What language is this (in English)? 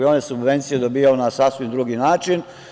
Serbian